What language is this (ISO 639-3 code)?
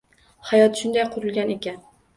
uzb